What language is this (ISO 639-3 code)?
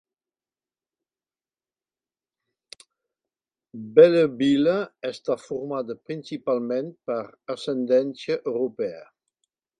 cat